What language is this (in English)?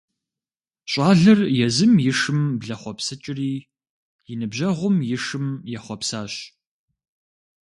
Kabardian